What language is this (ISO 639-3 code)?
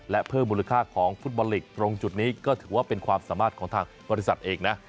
tha